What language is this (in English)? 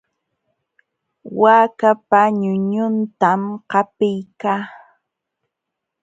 Jauja Wanca Quechua